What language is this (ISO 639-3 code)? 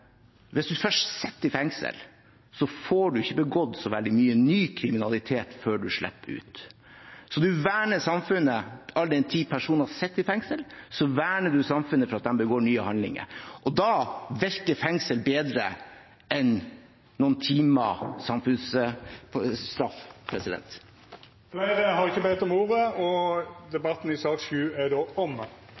nor